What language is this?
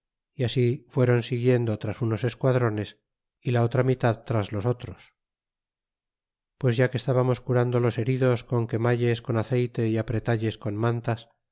Spanish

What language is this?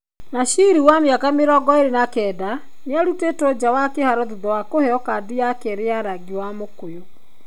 Kikuyu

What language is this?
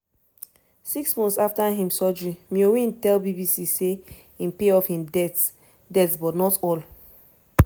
Nigerian Pidgin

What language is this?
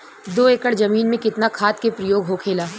Bhojpuri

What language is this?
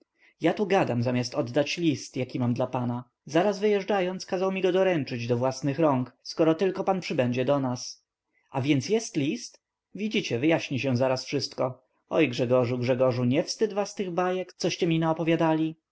Polish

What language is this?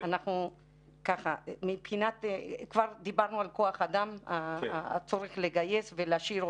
Hebrew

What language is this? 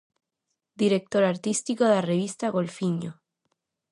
Galician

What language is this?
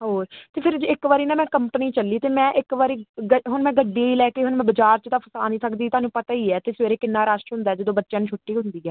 Punjabi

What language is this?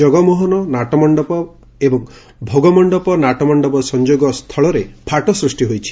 Odia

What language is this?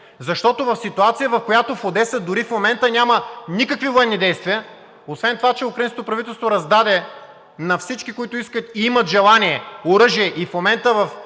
Bulgarian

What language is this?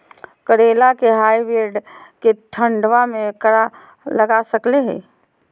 Magahi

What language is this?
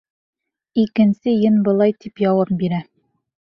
Bashkir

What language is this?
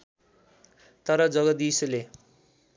Nepali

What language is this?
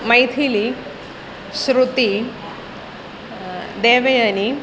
Sanskrit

